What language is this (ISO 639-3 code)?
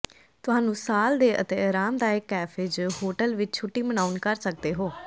pan